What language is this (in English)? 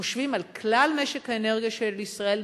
Hebrew